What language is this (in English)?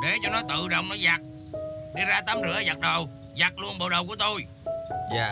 Vietnamese